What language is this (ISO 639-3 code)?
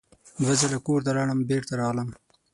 pus